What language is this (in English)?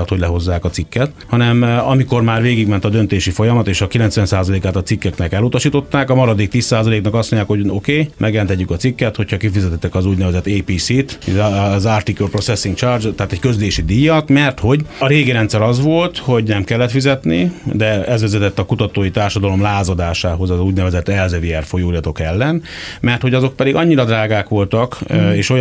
Hungarian